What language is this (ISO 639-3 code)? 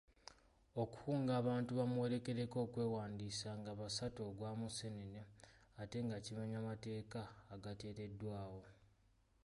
lug